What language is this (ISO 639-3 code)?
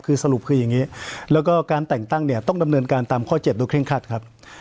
tha